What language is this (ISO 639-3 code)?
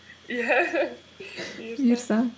kaz